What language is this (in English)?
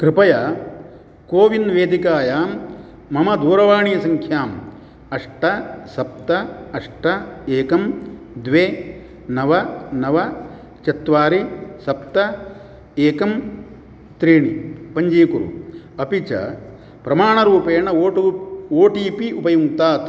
Sanskrit